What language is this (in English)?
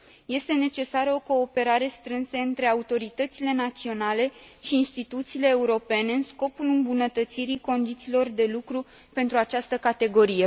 Romanian